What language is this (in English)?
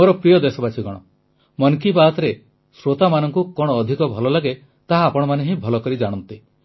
Odia